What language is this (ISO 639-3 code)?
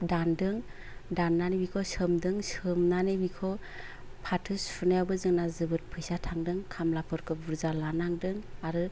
brx